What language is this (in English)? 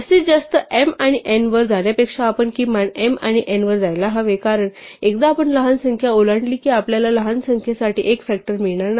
Marathi